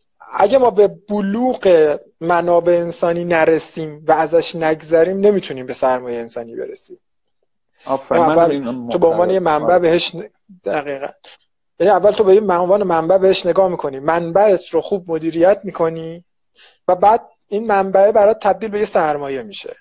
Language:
Persian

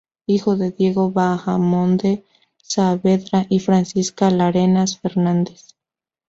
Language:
Spanish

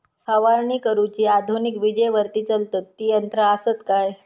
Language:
Marathi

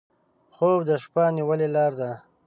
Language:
Pashto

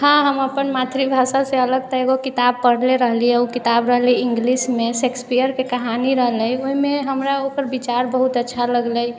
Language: Maithili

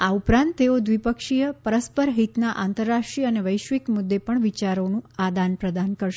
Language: Gujarati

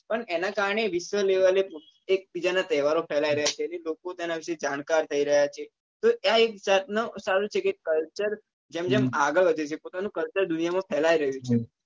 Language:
Gujarati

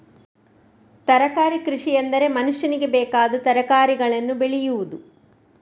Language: Kannada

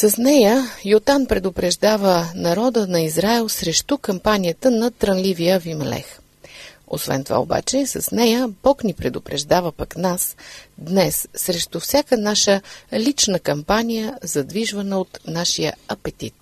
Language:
Bulgarian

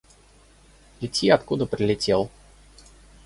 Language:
Russian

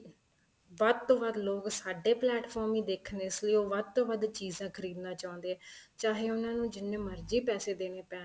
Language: Punjabi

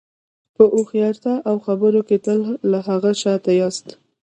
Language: Pashto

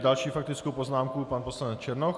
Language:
Czech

